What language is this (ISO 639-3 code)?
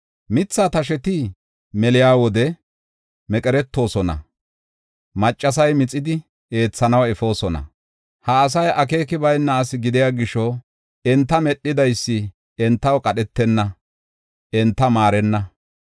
gof